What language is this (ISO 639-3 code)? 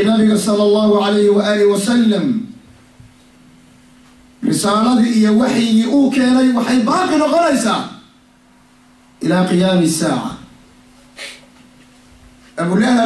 ara